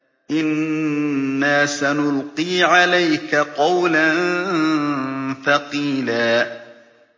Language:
Arabic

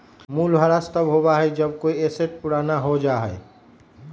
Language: Magahi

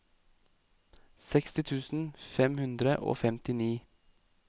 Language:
Norwegian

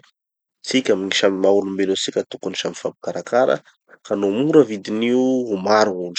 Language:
Tanosy Malagasy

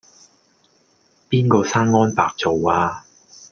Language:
Cantonese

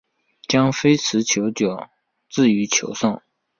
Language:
Chinese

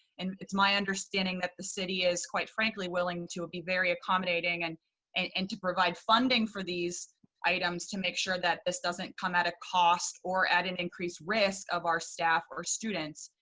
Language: English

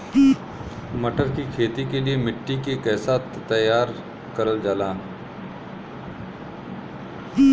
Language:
Bhojpuri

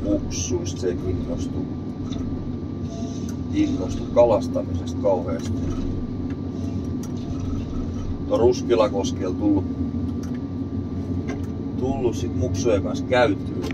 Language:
Finnish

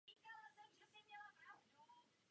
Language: Czech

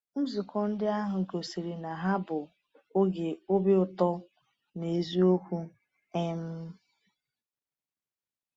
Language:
Igbo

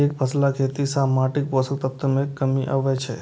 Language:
Maithili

